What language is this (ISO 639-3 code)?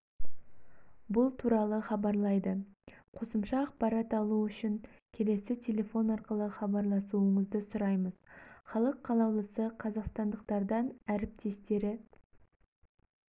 kaz